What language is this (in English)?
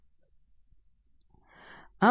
Gujarati